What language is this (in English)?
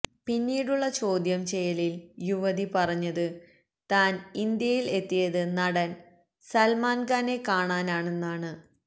Malayalam